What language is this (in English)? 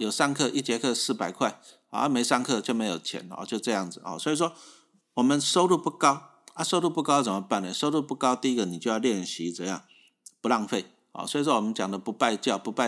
Chinese